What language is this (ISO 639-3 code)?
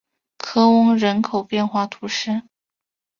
zho